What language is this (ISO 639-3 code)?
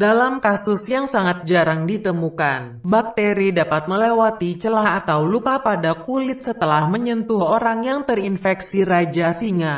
ind